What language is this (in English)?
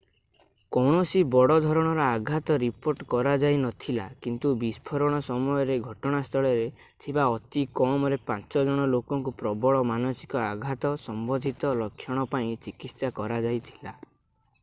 Odia